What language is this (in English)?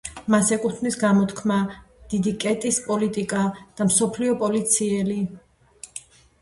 Georgian